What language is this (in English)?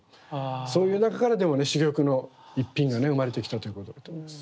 Japanese